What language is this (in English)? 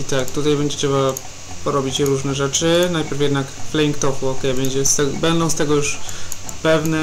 Polish